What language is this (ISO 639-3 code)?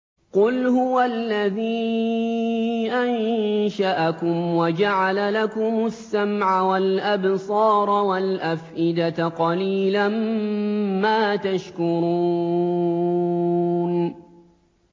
ara